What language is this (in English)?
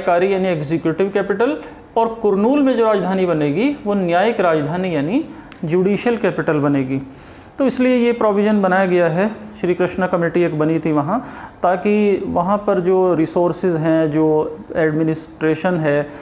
Hindi